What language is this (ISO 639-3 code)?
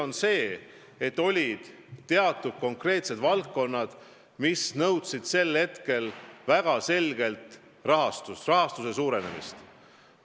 est